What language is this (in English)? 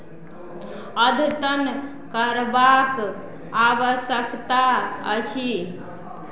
Maithili